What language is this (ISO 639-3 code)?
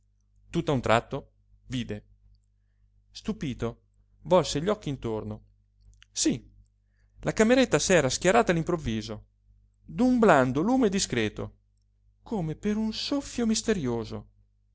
ita